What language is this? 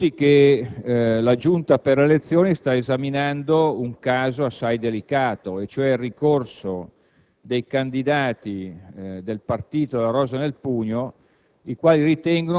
Italian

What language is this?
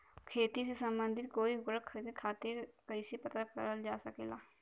Bhojpuri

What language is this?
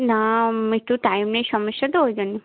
Bangla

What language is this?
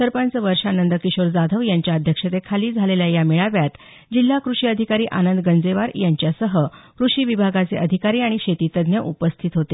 Marathi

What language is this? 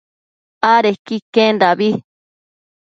Matsés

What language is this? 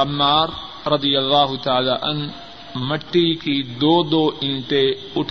Urdu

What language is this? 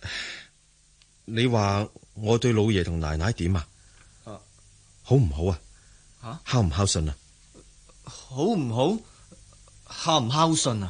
Chinese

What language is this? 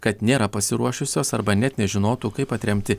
Lithuanian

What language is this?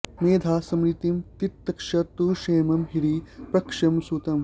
Sanskrit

